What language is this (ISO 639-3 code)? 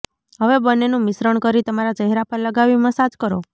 guj